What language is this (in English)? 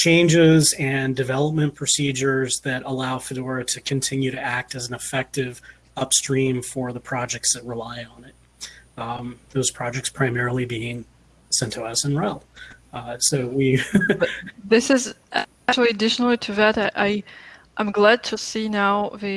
English